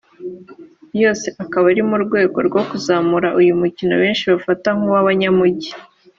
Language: Kinyarwanda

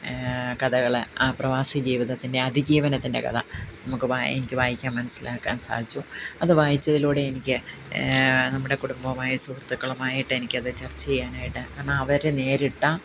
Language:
Malayalam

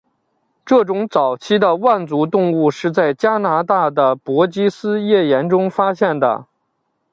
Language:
Chinese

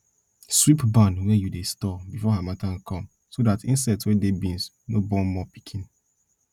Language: Nigerian Pidgin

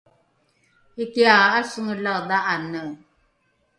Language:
Rukai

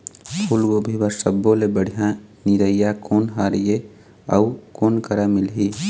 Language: Chhattisgarhi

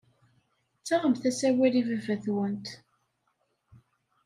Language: Kabyle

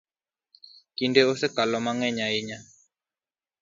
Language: Luo (Kenya and Tanzania)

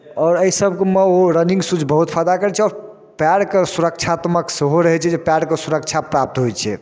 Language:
Maithili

